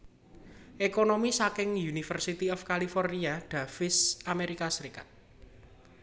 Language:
Javanese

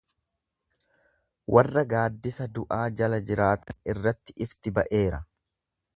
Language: Oromo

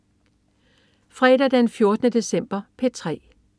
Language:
Danish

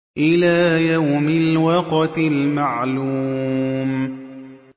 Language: Arabic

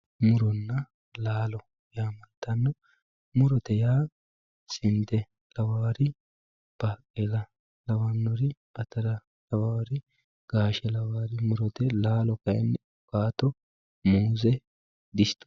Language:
Sidamo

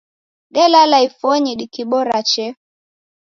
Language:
Taita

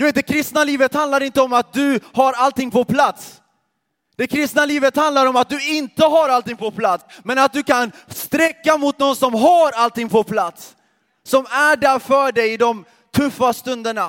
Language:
Swedish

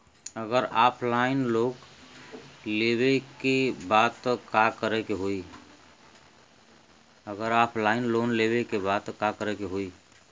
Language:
Bhojpuri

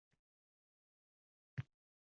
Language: Uzbek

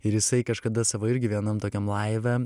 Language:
Lithuanian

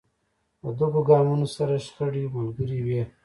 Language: Pashto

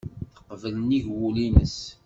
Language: Kabyle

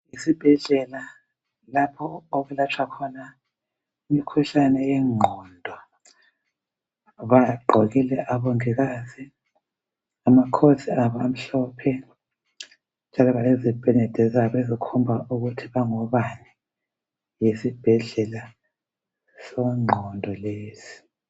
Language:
North Ndebele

